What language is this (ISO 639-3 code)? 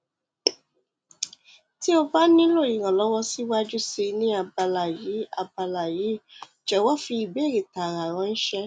yor